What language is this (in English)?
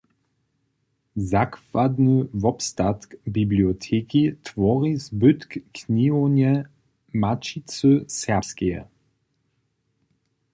Upper Sorbian